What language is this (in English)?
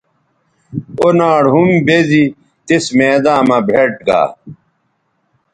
Bateri